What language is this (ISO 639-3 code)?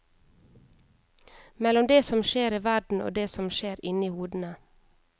nor